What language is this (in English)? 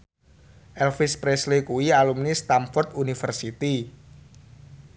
Javanese